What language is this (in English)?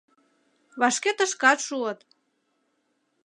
Mari